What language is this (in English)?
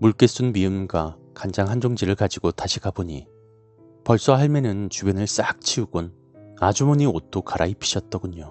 Korean